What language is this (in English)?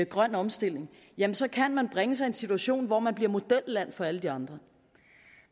Danish